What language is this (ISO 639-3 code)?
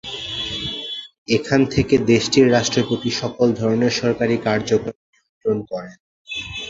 ben